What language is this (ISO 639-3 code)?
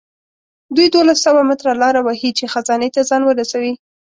pus